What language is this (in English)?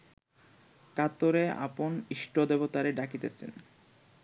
Bangla